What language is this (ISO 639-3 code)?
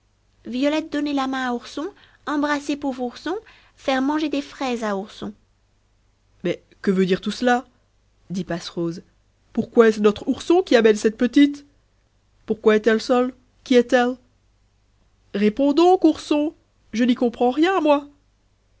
fra